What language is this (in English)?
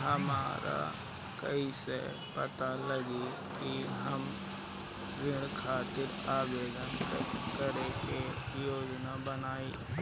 Bhojpuri